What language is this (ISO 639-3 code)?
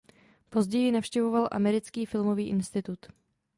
ces